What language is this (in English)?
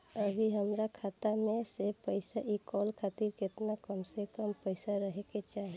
Bhojpuri